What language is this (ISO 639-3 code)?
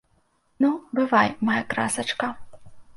bel